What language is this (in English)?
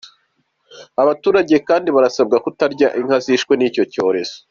Kinyarwanda